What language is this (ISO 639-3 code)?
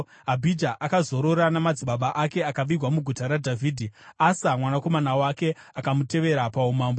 sna